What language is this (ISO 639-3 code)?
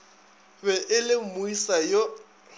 nso